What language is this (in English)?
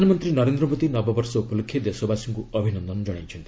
Odia